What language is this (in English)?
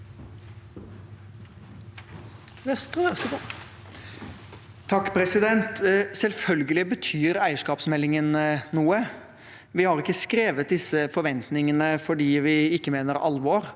Norwegian